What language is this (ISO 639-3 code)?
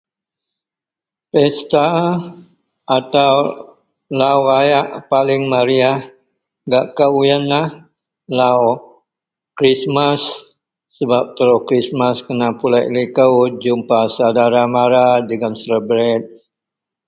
mel